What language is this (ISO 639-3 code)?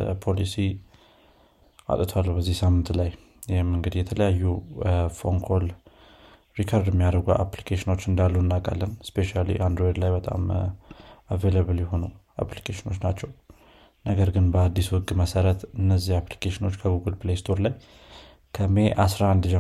amh